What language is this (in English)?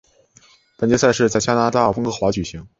Chinese